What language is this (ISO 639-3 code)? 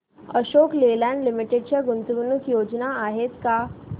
mar